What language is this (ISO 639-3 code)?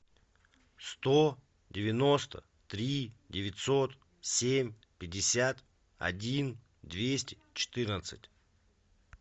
rus